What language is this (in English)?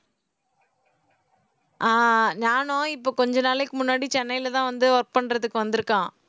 Tamil